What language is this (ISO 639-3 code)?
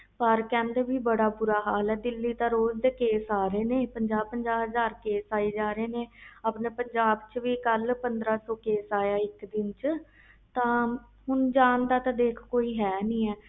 pan